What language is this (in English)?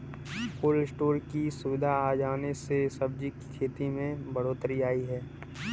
Hindi